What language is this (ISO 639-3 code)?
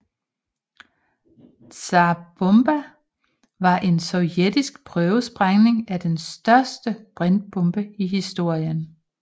dan